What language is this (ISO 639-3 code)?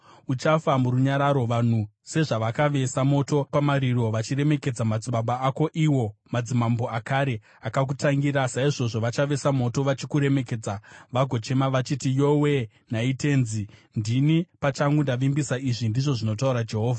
sna